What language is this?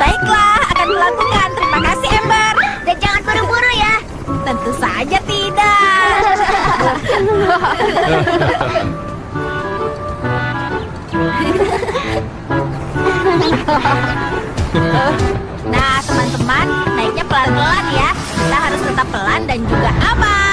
Indonesian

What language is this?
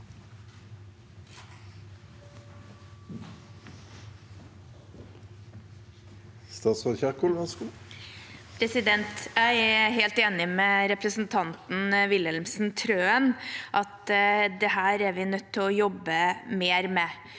Norwegian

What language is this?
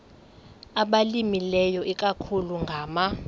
Xhosa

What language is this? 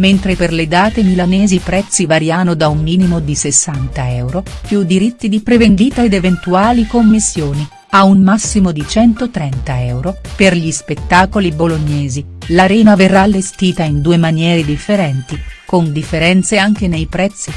Italian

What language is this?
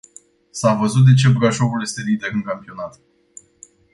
Romanian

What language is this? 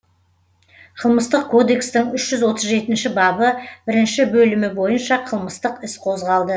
Kazakh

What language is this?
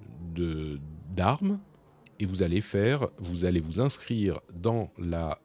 French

